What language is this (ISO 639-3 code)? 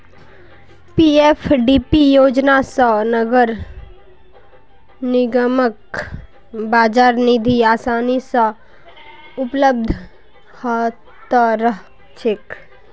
mag